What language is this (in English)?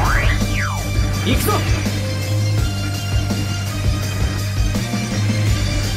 Japanese